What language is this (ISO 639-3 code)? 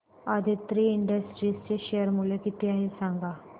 mar